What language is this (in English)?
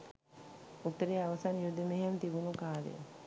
Sinhala